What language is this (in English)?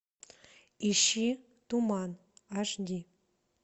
Russian